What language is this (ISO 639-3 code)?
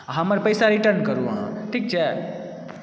mai